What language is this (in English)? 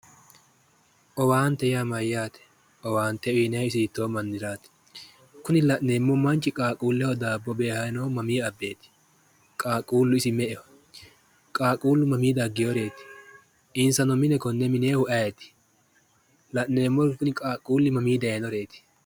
Sidamo